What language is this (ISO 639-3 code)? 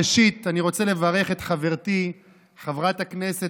heb